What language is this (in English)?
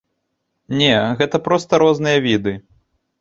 Belarusian